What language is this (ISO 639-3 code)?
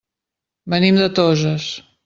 cat